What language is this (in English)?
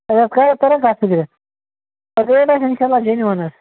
Kashmiri